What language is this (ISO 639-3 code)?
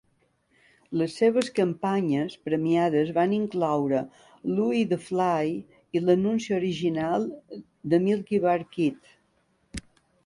cat